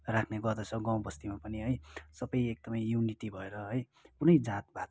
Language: Nepali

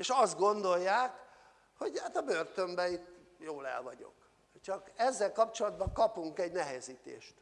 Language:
Hungarian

